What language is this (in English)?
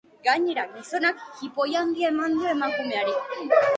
Basque